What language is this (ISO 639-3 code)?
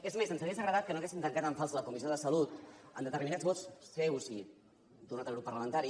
cat